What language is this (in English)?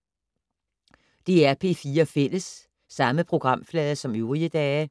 Danish